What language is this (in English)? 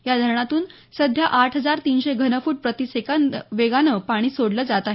Marathi